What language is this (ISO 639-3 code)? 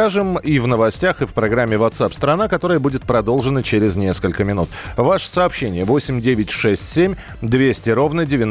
rus